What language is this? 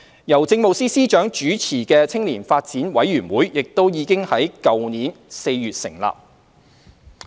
Cantonese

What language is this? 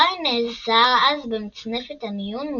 Hebrew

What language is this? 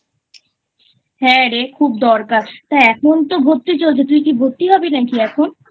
Bangla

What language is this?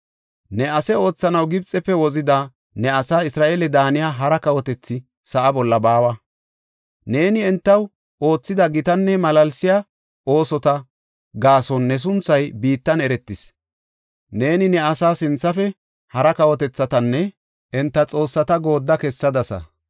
Gofa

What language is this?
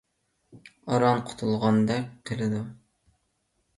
Uyghur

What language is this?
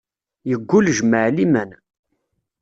Kabyle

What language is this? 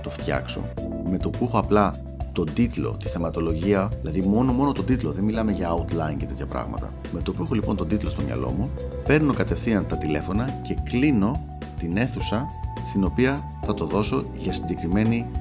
Greek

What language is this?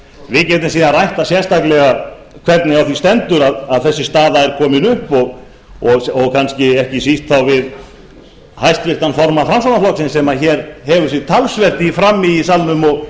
Icelandic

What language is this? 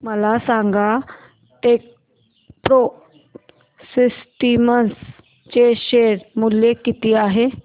Marathi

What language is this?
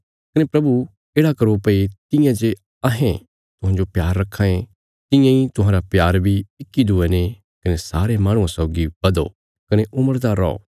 Bilaspuri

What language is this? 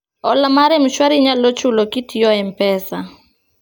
Luo (Kenya and Tanzania)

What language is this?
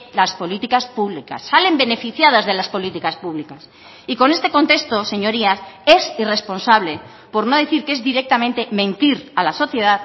Spanish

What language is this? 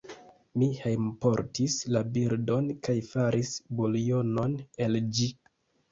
Esperanto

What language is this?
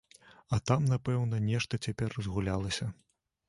Belarusian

